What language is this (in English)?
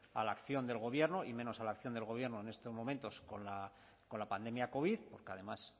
Spanish